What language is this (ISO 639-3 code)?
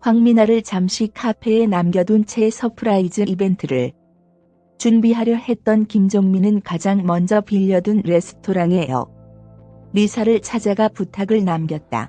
kor